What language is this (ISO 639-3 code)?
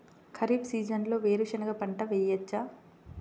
tel